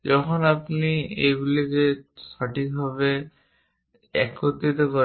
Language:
Bangla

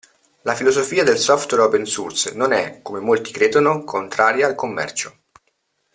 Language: Italian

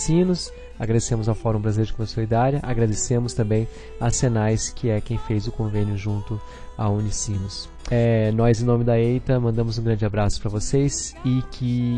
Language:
Portuguese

